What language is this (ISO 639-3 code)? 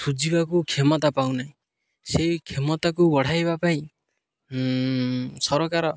ori